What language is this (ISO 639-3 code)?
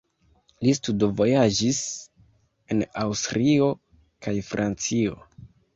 epo